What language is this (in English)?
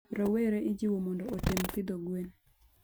Luo (Kenya and Tanzania)